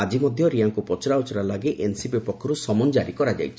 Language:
Odia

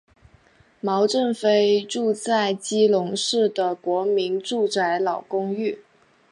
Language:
Chinese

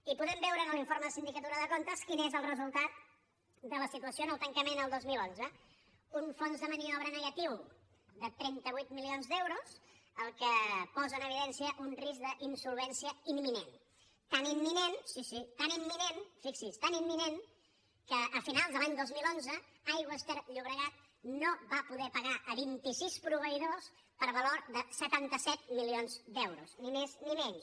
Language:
Catalan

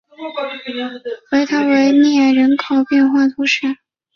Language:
Chinese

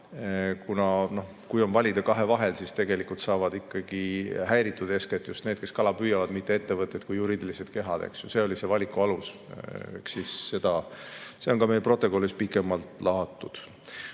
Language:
Estonian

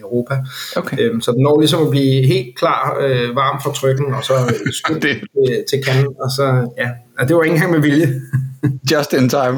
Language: Danish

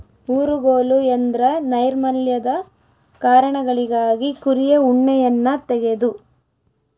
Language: Kannada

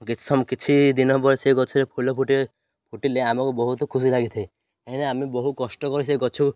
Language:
Odia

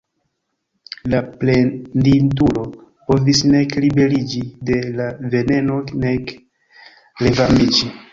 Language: Esperanto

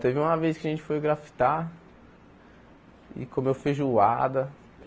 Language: Portuguese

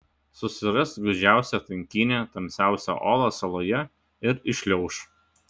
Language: Lithuanian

